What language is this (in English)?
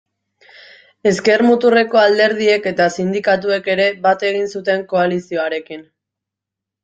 Basque